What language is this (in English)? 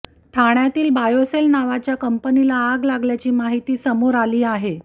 Marathi